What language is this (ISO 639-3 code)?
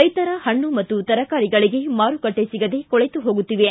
kan